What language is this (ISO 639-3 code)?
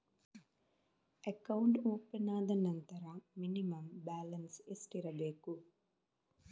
kan